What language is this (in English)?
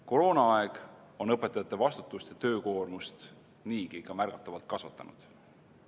Estonian